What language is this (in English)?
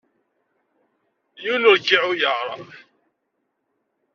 Kabyle